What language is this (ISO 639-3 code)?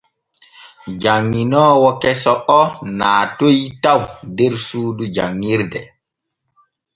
fue